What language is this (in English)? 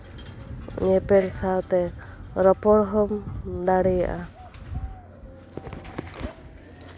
Santali